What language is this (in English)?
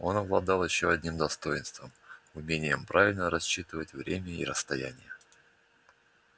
Russian